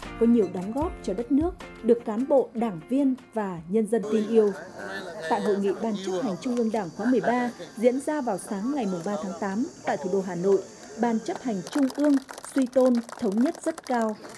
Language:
Vietnamese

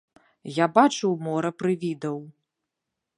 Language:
Belarusian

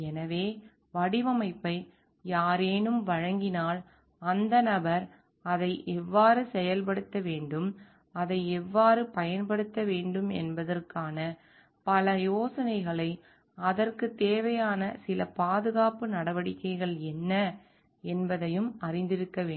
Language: Tamil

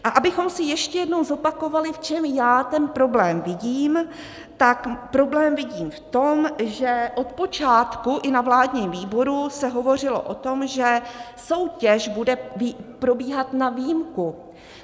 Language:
Czech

